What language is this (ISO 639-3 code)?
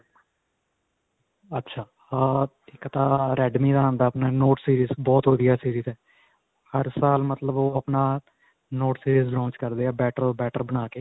pan